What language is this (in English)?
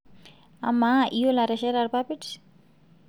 Masai